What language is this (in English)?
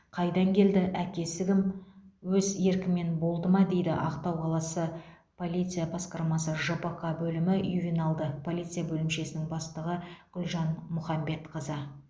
Kazakh